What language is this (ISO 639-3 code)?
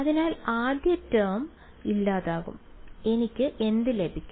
mal